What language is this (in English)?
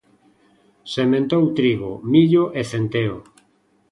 Galician